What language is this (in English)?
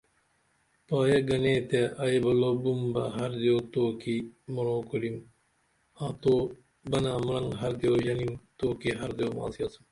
Dameli